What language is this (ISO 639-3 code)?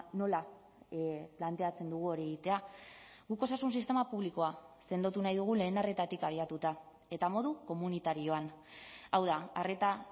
eus